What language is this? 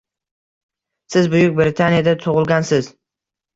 Uzbek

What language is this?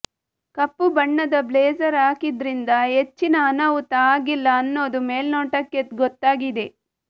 Kannada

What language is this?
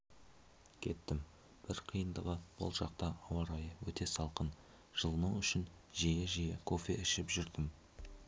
Kazakh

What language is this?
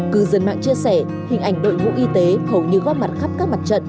Vietnamese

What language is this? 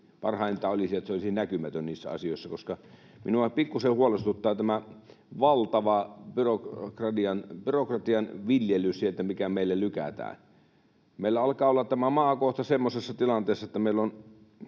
Finnish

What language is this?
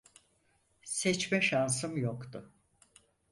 Turkish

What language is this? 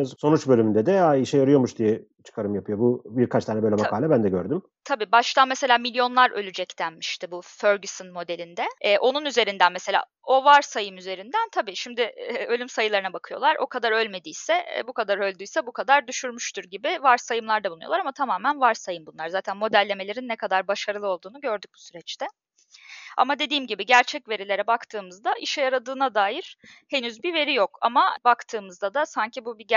Turkish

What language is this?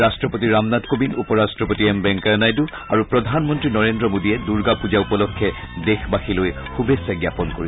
Assamese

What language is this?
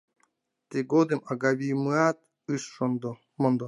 Mari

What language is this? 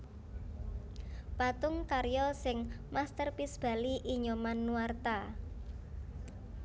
Javanese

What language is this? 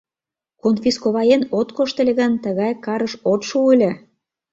Mari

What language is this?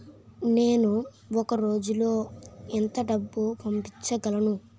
Telugu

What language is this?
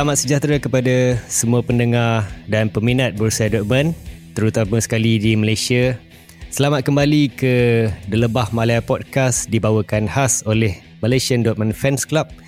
Malay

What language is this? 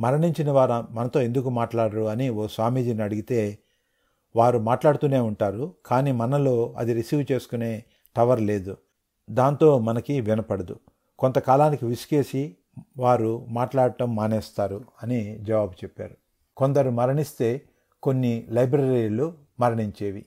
Telugu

